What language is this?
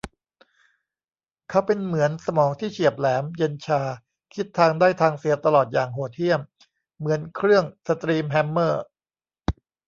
Thai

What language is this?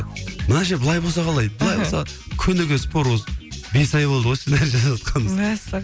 Kazakh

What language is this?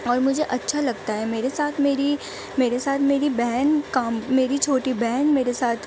Urdu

